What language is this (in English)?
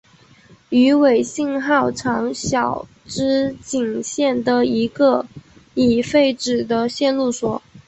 Chinese